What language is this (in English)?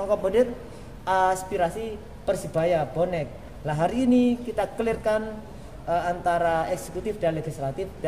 Indonesian